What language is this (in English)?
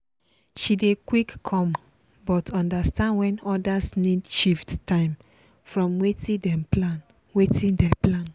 Nigerian Pidgin